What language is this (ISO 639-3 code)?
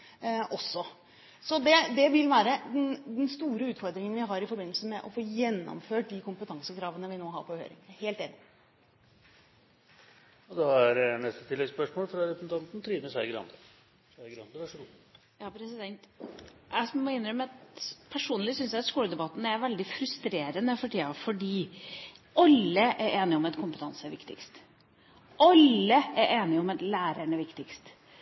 nor